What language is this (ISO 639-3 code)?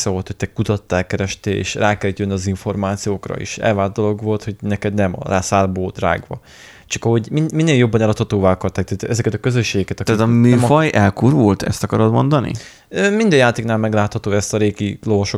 hun